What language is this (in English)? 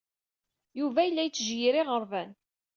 Kabyle